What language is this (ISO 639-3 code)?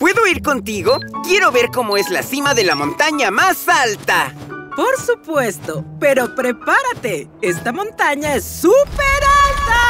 spa